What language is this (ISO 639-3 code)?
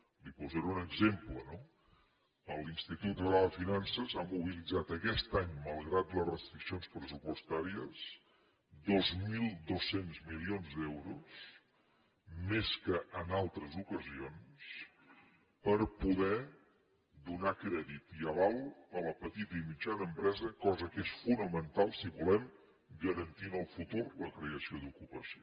cat